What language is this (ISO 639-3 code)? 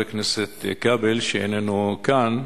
heb